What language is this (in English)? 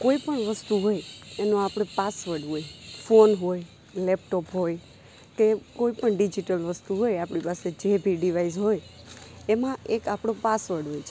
Gujarati